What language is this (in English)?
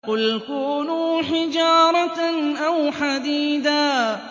Arabic